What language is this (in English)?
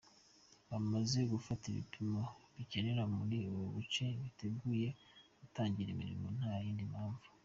Kinyarwanda